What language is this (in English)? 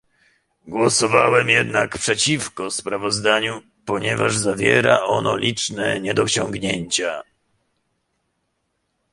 Polish